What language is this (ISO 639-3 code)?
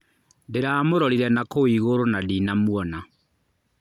kik